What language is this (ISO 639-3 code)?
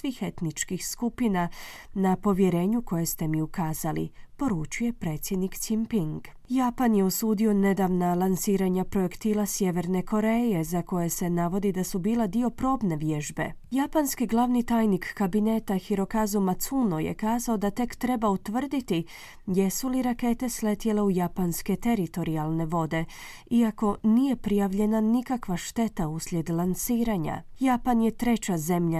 hrv